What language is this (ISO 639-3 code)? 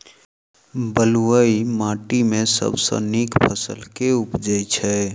mai